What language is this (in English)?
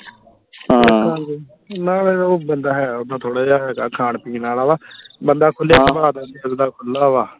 Punjabi